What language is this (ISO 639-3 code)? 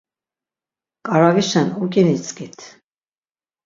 lzz